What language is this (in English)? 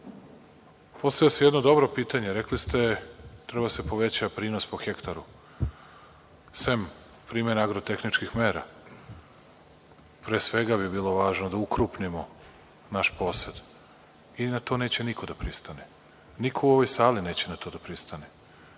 Serbian